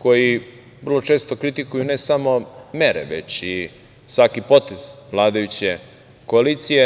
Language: Serbian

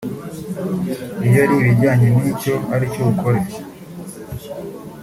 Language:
Kinyarwanda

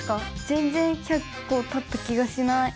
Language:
Japanese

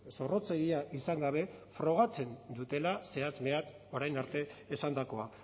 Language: Basque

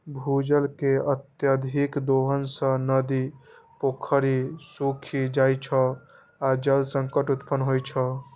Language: Maithili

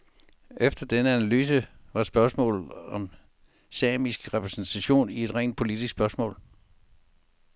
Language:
Danish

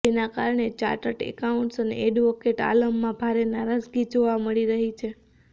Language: Gujarati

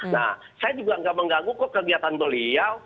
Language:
Indonesian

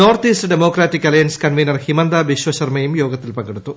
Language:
Malayalam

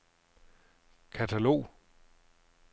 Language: Danish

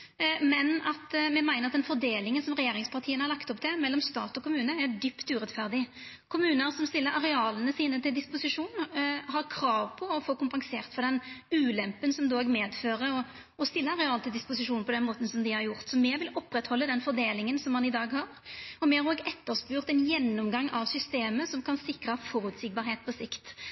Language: Norwegian Nynorsk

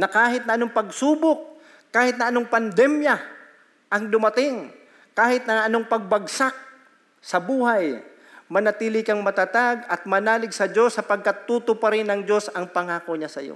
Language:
Filipino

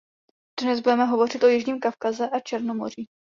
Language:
Czech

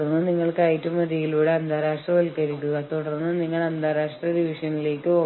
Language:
Malayalam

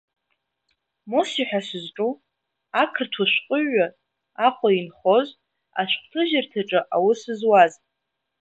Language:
Abkhazian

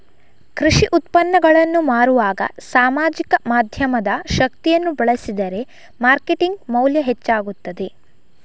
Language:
Kannada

